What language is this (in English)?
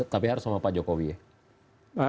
Indonesian